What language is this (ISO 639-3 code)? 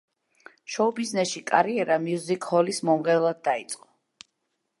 kat